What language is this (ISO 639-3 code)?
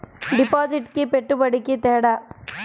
tel